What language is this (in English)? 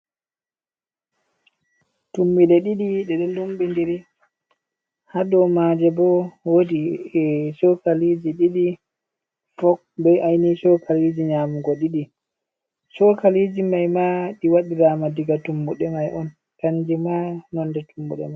Fula